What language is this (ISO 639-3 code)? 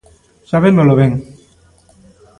glg